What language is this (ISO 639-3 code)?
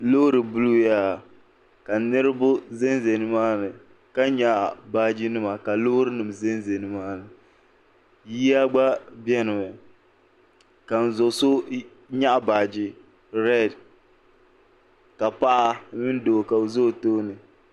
dag